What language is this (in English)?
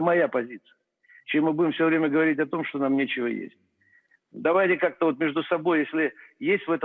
Russian